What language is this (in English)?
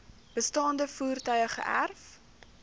Afrikaans